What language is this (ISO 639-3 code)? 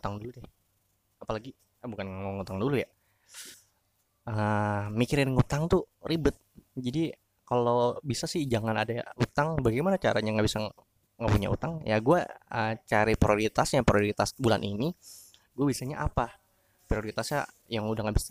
ind